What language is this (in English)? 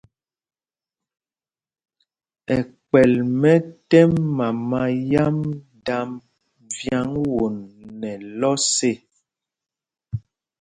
Mpumpong